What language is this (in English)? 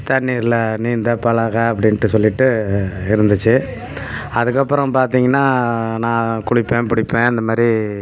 Tamil